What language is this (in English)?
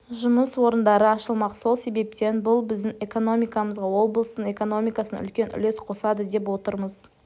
Kazakh